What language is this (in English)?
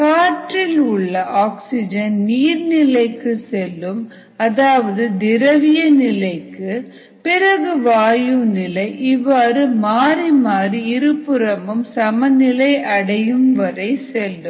Tamil